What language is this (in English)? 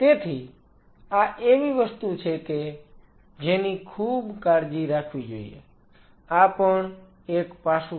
Gujarati